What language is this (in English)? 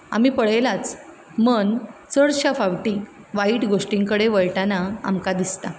Konkani